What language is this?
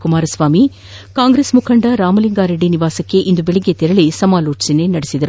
Kannada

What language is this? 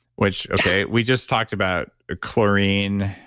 English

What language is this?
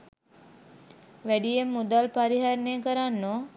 Sinhala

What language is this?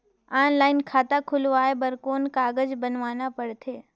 Chhattisgarhi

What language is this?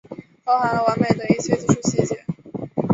Chinese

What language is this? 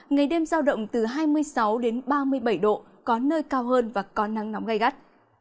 Vietnamese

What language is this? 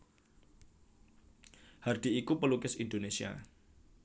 Javanese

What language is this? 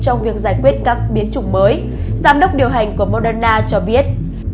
Vietnamese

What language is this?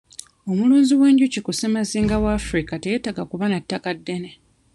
Ganda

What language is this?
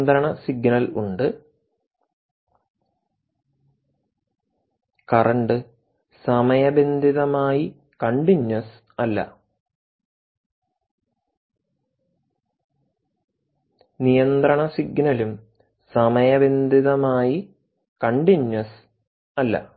Malayalam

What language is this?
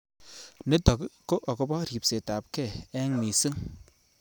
Kalenjin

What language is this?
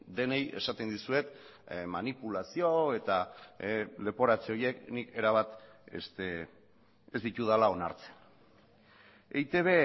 Basque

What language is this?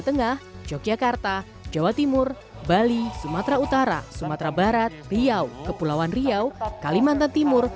Indonesian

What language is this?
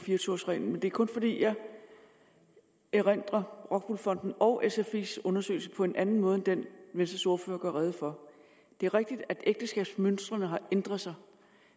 Danish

